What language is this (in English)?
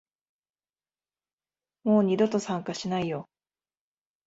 Japanese